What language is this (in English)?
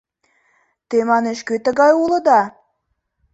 Mari